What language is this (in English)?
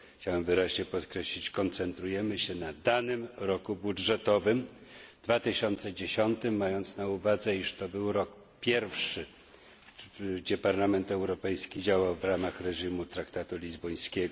Polish